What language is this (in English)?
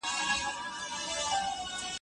Pashto